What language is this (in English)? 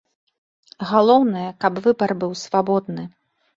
Belarusian